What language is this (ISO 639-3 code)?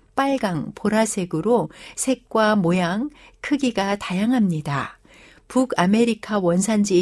kor